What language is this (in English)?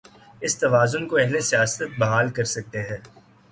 Urdu